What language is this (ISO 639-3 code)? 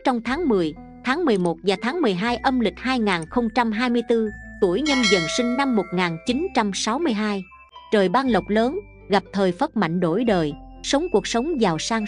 vie